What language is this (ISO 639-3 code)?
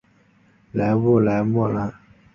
zho